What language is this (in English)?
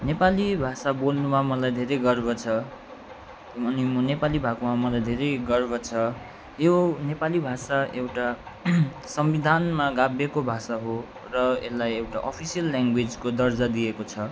Nepali